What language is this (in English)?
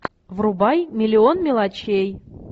Russian